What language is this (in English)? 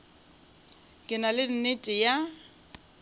Northern Sotho